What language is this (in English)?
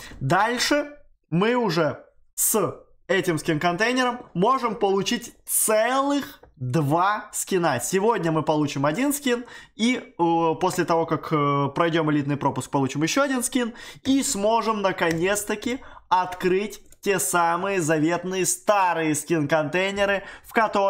Russian